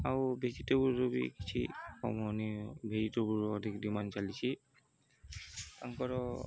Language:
Odia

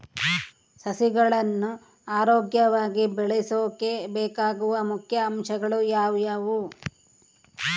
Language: Kannada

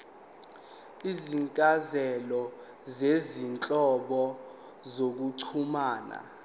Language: Zulu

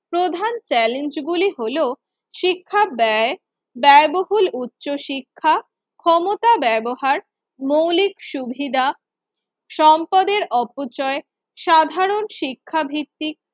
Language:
Bangla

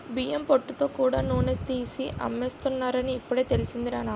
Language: Telugu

